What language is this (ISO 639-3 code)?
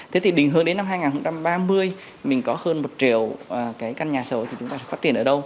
vie